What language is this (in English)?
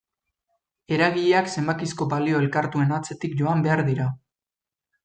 Basque